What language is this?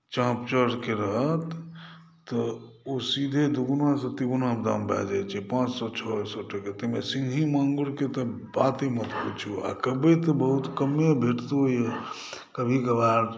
Maithili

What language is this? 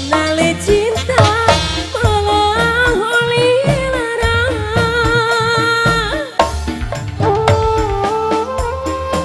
Indonesian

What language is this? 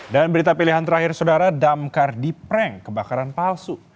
Indonesian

